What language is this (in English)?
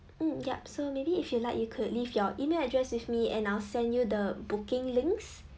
English